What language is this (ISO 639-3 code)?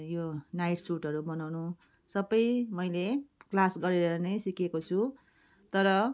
nep